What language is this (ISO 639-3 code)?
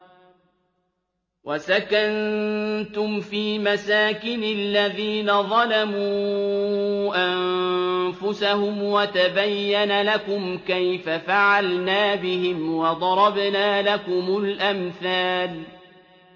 ara